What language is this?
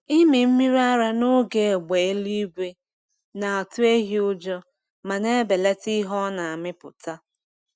Igbo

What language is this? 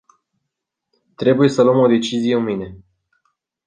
Romanian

